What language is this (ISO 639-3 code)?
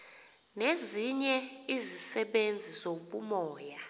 xho